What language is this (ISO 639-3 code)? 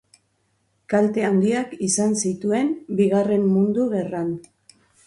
eus